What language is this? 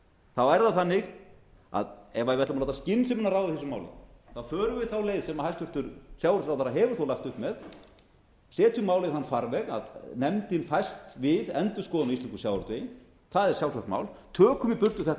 Icelandic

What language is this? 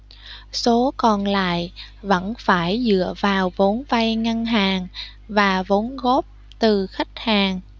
Vietnamese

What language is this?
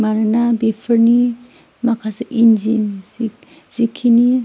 Bodo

